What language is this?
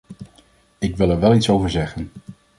Dutch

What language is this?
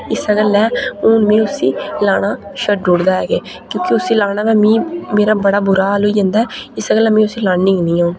Dogri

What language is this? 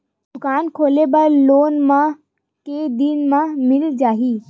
Chhattisgarhi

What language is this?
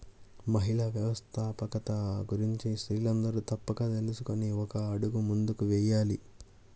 Telugu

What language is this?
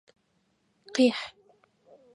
Adyghe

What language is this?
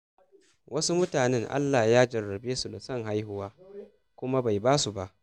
Hausa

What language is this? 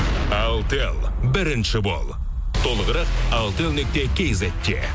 Kazakh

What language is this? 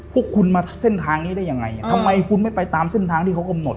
Thai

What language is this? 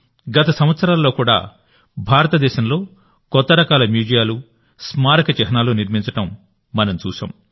Telugu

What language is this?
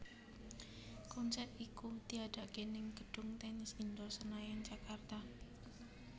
Javanese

